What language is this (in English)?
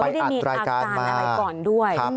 Thai